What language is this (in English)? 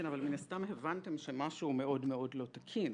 Hebrew